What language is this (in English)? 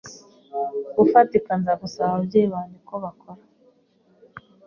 Kinyarwanda